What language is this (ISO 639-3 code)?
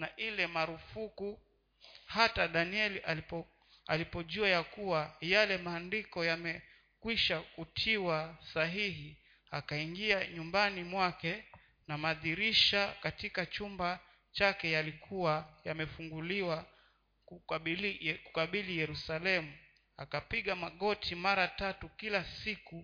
swa